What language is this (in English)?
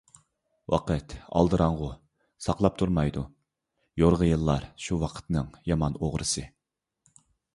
Uyghur